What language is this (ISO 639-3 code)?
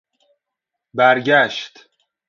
fas